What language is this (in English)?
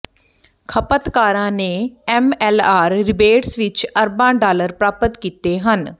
Punjabi